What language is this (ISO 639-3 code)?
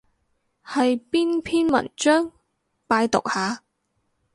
yue